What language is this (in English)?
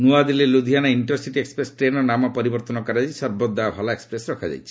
Odia